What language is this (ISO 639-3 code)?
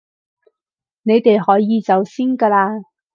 yue